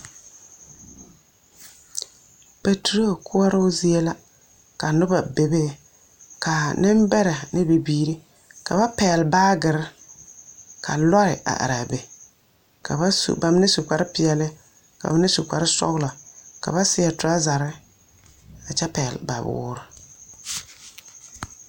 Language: Southern Dagaare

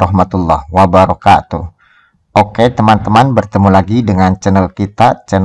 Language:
Indonesian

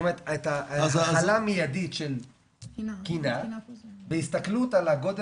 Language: Hebrew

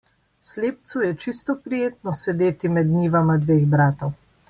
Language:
Slovenian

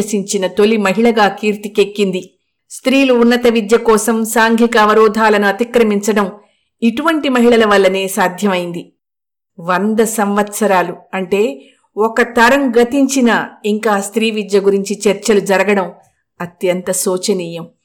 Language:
Telugu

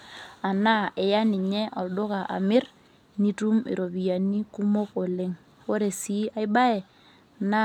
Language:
Masai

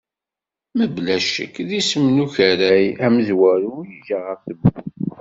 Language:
Kabyle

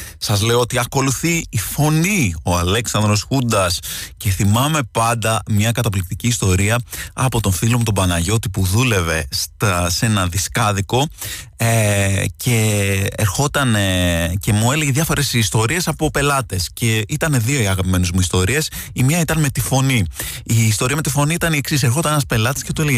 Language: Greek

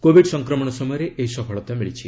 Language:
Odia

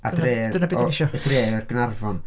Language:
Welsh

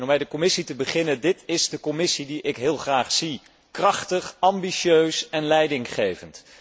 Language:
Dutch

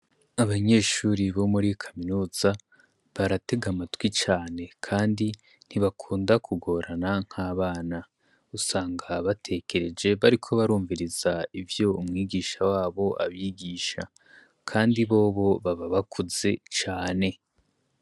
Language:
Rundi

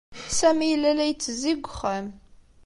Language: Kabyle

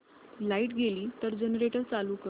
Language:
Marathi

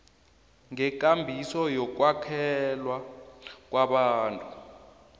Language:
South Ndebele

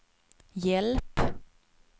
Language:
Swedish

